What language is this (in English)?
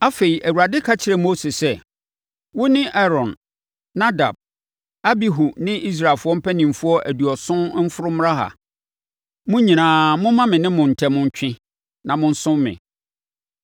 Akan